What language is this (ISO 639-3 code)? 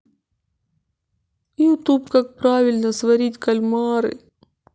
rus